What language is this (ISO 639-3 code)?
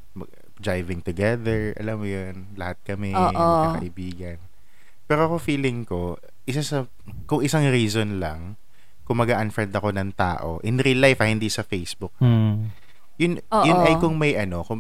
fil